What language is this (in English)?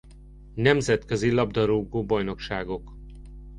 Hungarian